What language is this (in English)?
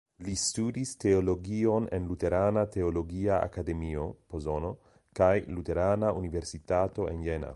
Esperanto